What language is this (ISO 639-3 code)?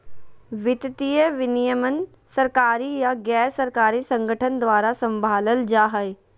mag